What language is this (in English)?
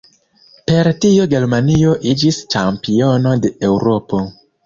Esperanto